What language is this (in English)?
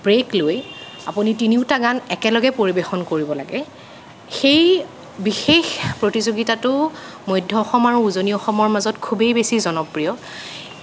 Assamese